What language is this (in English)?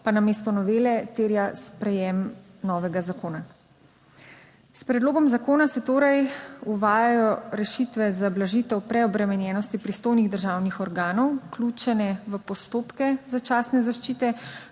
Slovenian